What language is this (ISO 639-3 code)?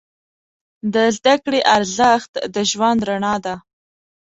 pus